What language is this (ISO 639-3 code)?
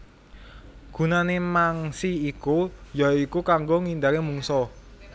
jav